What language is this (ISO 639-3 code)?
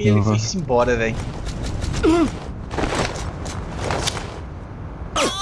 por